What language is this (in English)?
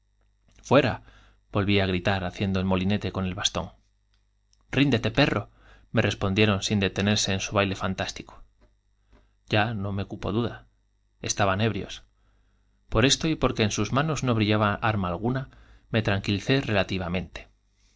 Spanish